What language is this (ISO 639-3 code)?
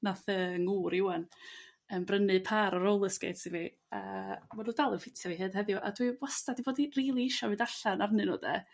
cym